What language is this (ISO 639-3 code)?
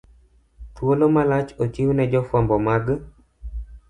luo